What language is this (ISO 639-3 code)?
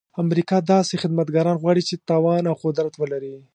pus